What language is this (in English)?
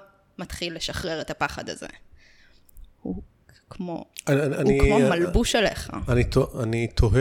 Hebrew